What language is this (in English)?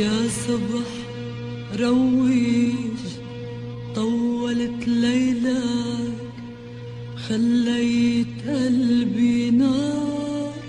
Arabic